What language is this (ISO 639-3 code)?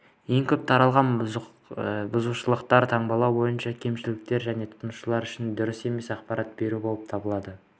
kaz